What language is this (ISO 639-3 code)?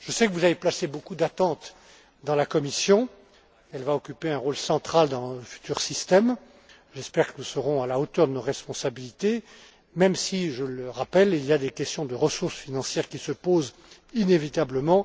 fra